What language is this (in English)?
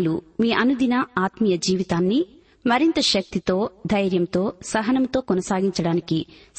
Telugu